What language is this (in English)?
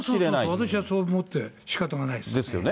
Japanese